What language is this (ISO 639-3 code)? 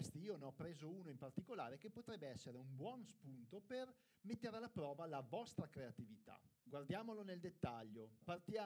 ita